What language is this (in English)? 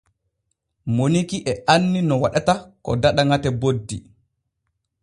Borgu Fulfulde